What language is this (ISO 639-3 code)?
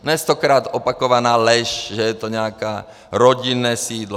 ces